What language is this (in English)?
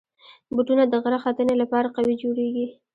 Pashto